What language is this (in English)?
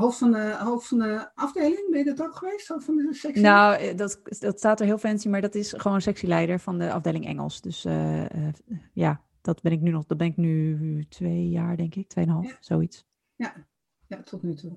Dutch